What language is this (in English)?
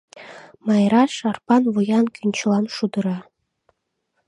Mari